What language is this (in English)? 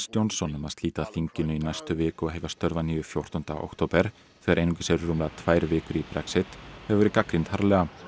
Icelandic